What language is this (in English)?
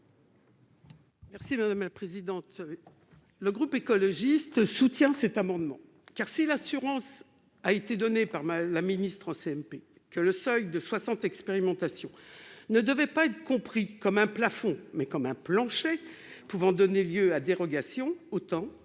French